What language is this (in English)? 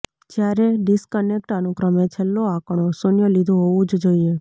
Gujarati